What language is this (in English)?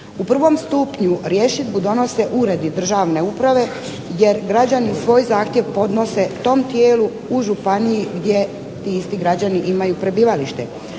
Croatian